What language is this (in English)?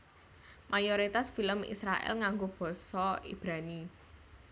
Javanese